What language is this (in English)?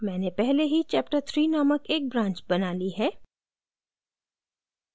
Hindi